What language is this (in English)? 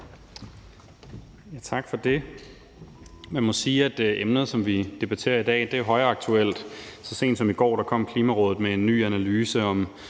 Danish